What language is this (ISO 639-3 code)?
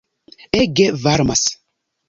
epo